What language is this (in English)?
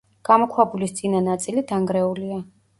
Georgian